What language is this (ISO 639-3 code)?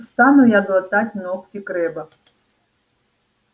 rus